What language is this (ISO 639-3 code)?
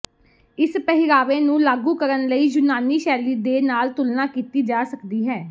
pan